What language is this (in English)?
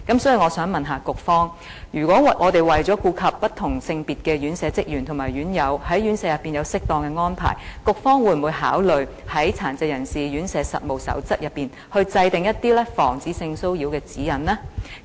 Cantonese